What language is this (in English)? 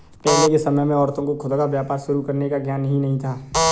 Hindi